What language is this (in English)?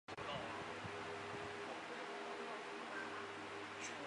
Chinese